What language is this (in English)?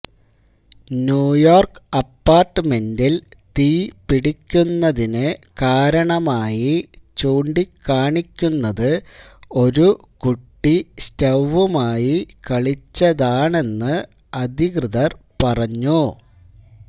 Malayalam